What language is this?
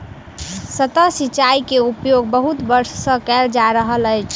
Maithili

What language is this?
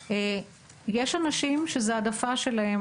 Hebrew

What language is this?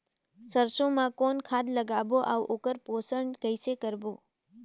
Chhattisgarhi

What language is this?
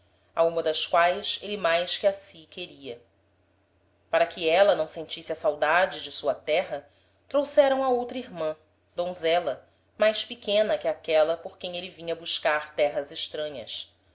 Portuguese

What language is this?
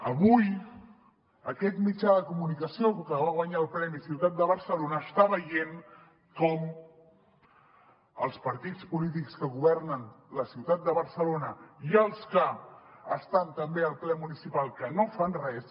Catalan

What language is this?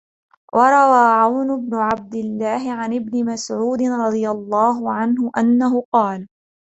Arabic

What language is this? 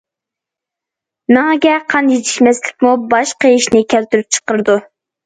Uyghur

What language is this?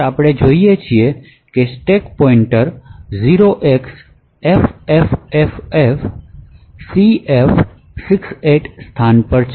Gujarati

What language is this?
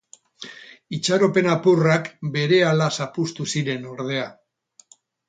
Basque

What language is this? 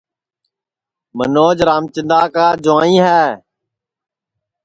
Sansi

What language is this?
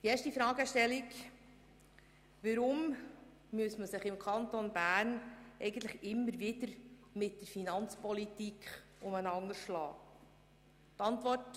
Swiss German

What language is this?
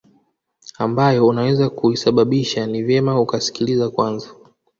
Swahili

